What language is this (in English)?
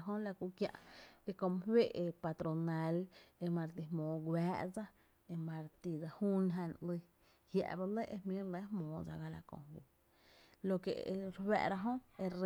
Tepinapa Chinantec